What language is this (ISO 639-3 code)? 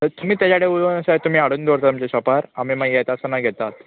kok